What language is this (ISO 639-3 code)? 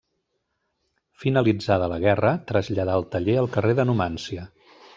cat